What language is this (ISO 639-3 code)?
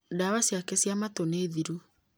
kik